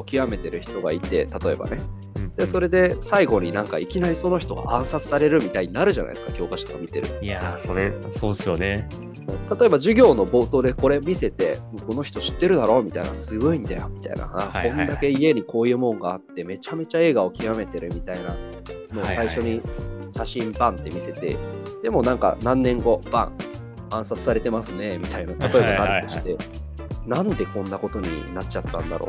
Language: Japanese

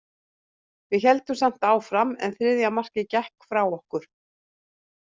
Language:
Icelandic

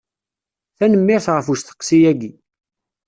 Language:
Kabyle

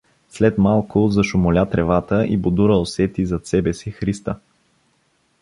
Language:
Bulgarian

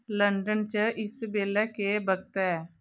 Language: Dogri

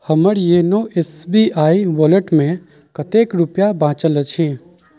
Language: Maithili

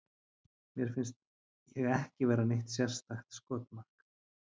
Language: Icelandic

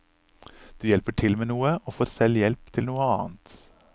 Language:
Norwegian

